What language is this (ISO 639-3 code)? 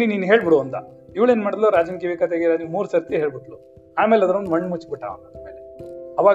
kan